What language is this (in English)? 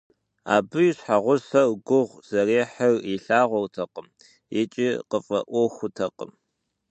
Kabardian